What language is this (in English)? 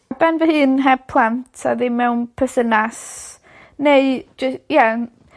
Welsh